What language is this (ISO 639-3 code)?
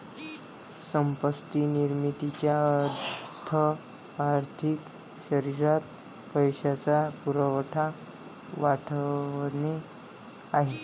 mar